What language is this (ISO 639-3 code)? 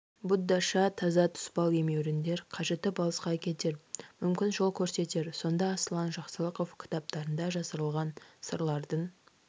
kaz